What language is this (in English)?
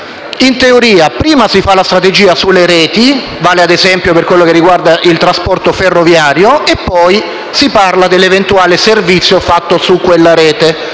Italian